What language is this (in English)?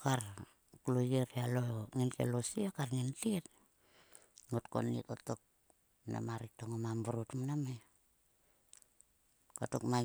Sulka